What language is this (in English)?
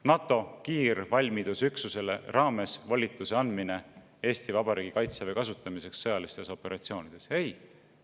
Estonian